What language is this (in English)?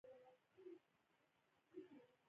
Pashto